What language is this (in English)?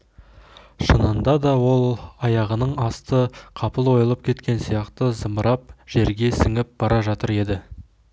Kazakh